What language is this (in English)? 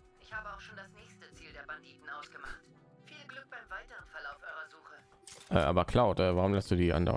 German